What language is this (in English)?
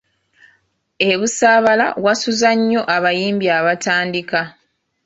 Ganda